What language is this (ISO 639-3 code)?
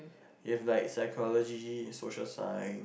eng